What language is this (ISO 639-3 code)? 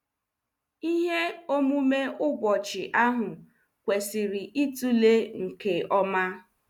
ibo